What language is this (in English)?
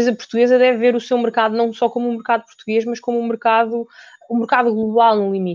Portuguese